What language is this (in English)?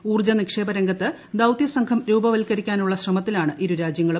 Malayalam